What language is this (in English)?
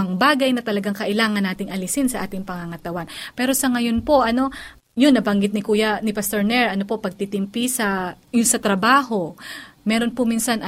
Filipino